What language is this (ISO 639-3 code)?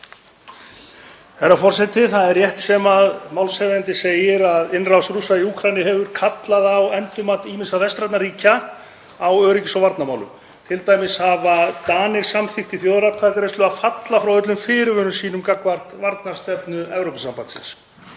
isl